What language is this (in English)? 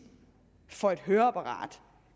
Danish